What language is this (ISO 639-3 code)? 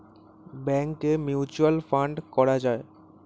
ben